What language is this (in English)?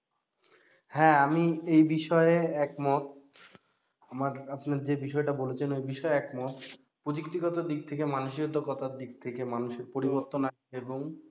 Bangla